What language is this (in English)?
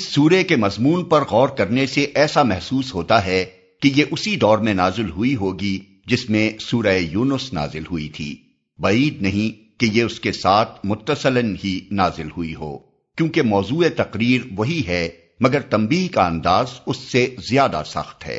Urdu